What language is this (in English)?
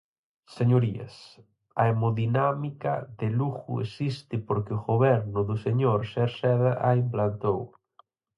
Galician